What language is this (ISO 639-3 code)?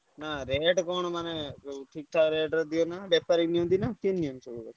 ori